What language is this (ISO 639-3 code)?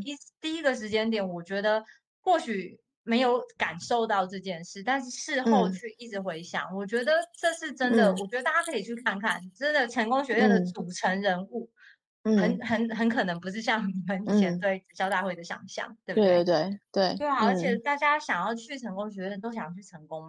zho